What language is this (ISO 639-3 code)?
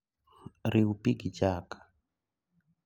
luo